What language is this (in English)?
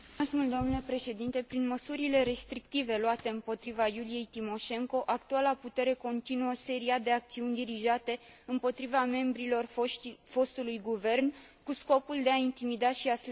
Romanian